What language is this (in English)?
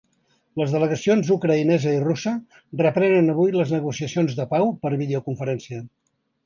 Catalan